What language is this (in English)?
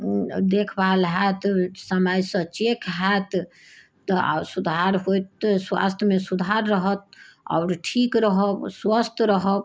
Maithili